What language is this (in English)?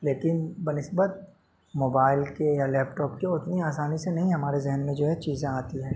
Urdu